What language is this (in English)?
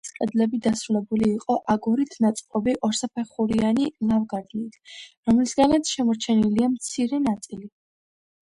Georgian